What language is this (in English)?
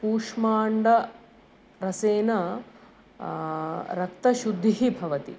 Sanskrit